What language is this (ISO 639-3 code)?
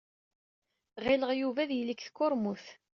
kab